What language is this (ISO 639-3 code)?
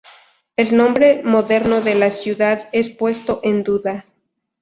spa